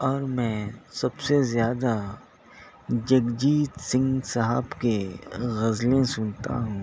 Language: Urdu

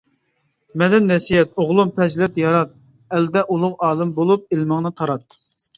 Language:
Uyghur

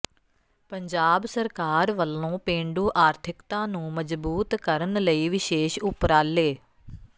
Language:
Punjabi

